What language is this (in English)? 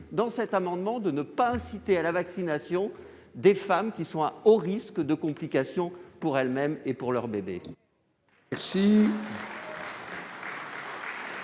French